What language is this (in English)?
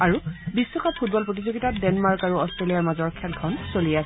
Assamese